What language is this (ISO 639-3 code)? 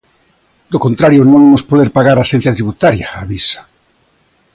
glg